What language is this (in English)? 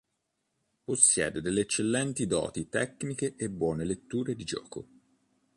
Italian